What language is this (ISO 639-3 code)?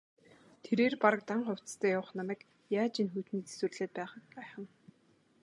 mon